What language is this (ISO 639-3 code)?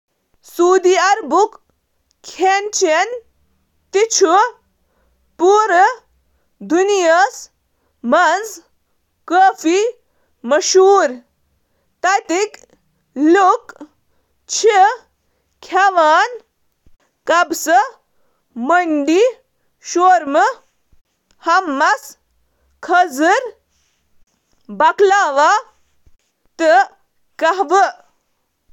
kas